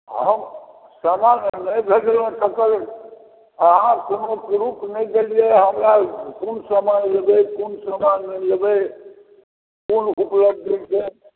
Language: Maithili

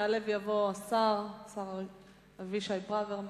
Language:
Hebrew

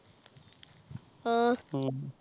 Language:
Punjabi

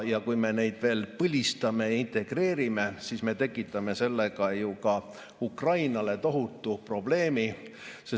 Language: Estonian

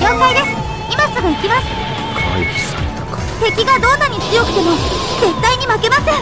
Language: Japanese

